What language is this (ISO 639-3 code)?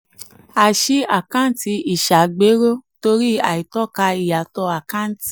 yor